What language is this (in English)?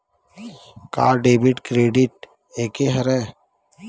Chhattisgarhi